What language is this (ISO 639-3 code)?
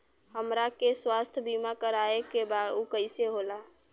bho